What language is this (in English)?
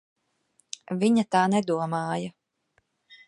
Latvian